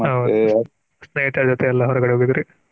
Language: Kannada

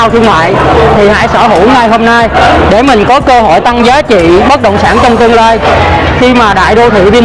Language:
Vietnamese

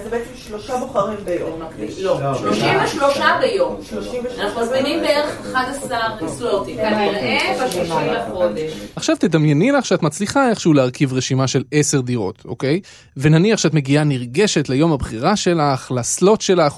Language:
Hebrew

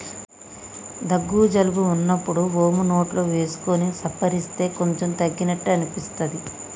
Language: Telugu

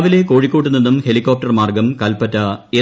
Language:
Malayalam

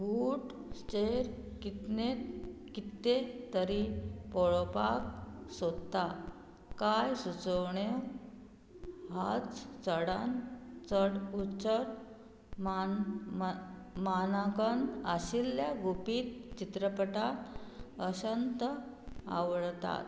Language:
Konkani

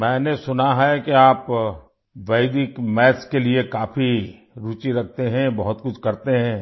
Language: Urdu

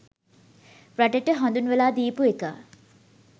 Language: Sinhala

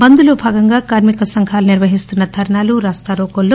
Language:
Telugu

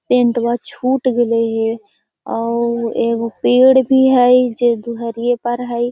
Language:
Magahi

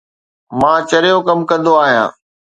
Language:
Sindhi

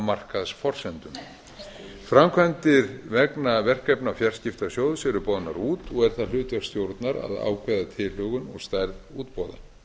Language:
Icelandic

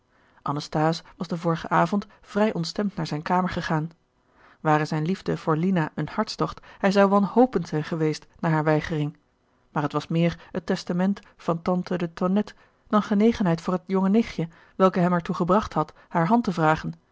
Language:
Dutch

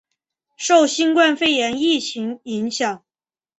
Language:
Chinese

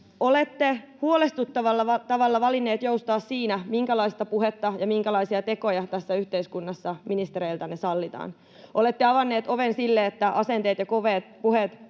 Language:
Finnish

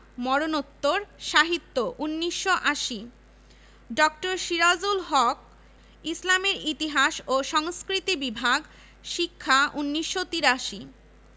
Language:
Bangla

